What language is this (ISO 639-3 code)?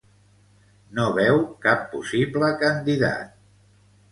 cat